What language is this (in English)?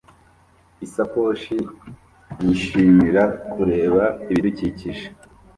Kinyarwanda